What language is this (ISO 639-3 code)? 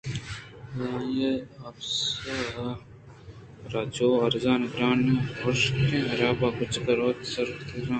bgp